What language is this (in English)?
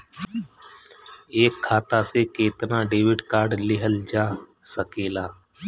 Bhojpuri